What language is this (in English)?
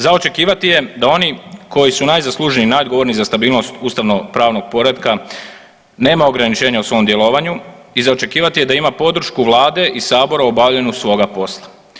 Croatian